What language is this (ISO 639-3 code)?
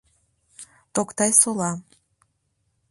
chm